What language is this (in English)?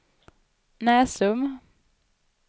Swedish